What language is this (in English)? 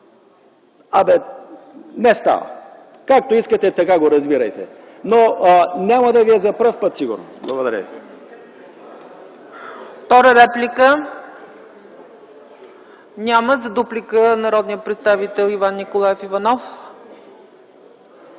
Bulgarian